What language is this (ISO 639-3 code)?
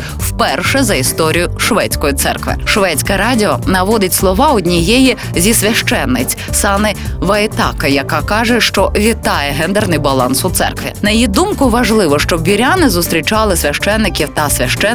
ukr